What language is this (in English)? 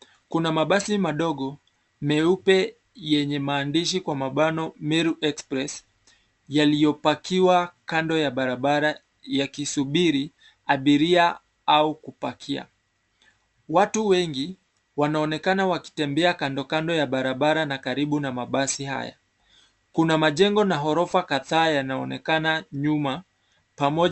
Swahili